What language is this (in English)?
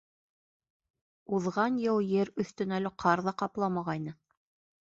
Bashkir